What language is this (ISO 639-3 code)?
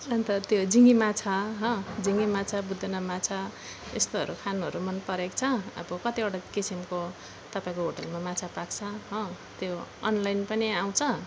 nep